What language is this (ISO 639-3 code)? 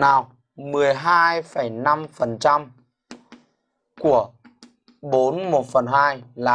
vie